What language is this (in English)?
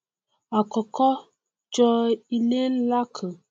Yoruba